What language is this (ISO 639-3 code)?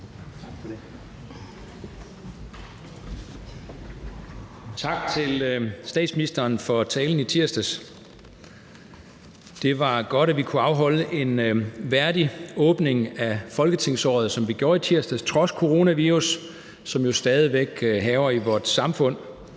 dan